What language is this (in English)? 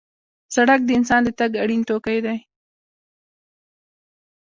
Pashto